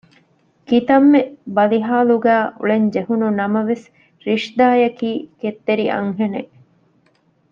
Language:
Divehi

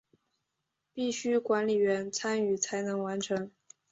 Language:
Chinese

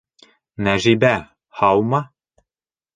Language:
Bashkir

